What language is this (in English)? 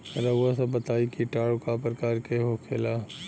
Bhojpuri